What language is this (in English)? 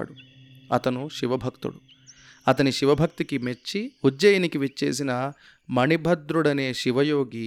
Telugu